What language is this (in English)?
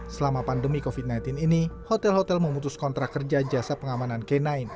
Indonesian